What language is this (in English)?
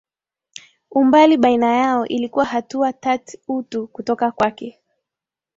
Swahili